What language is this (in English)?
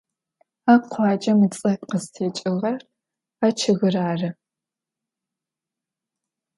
Adyghe